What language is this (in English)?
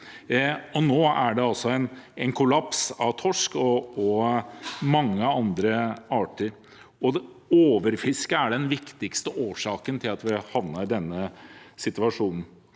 Norwegian